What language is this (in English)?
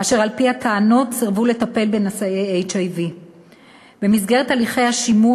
Hebrew